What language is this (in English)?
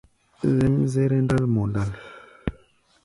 Gbaya